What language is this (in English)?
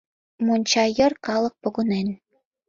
Mari